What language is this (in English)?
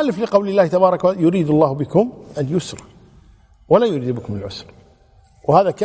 Arabic